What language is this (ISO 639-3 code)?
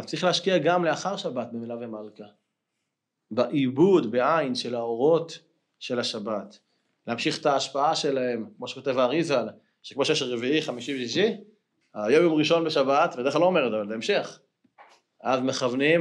heb